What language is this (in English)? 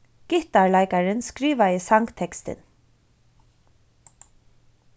Faroese